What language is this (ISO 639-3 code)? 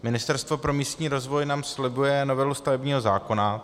ces